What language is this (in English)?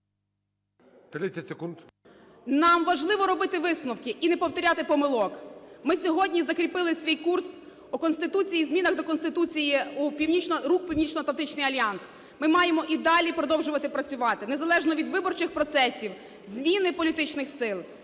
Ukrainian